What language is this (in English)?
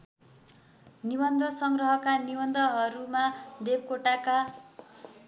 Nepali